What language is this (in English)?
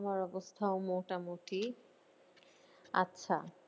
Bangla